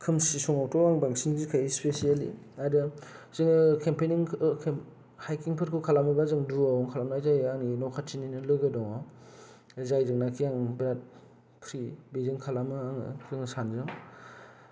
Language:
Bodo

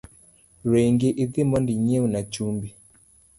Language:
Luo (Kenya and Tanzania)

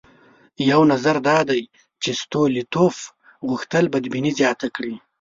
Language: Pashto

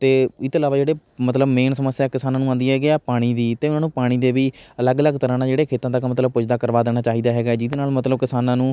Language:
Punjabi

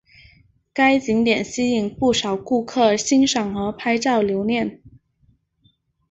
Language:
Chinese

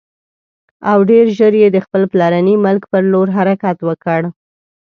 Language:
Pashto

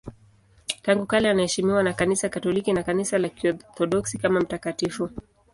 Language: Swahili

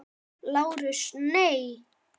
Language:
Icelandic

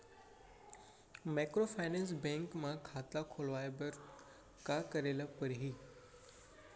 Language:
Chhattisgarhi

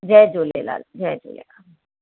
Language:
Sindhi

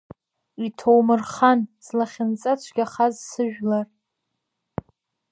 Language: Abkhazian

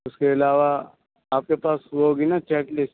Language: Urdu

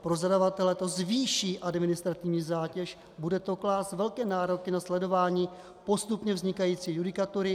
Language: Czech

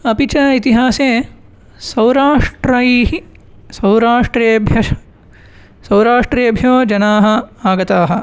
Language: Sanskrit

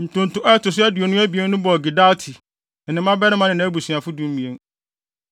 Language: Akan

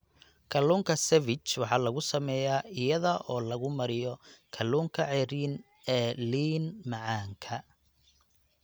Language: Somali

